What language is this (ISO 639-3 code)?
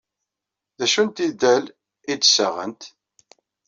kab